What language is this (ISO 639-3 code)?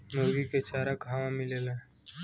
bho